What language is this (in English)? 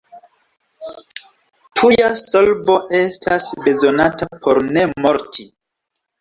Esperanto